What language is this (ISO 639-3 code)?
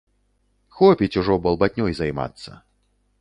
bel